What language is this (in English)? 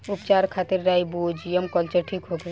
Bhojpuri